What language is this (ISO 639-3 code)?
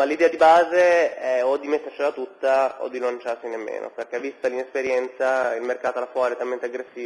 ita